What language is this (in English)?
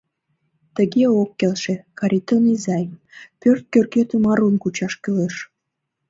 Mari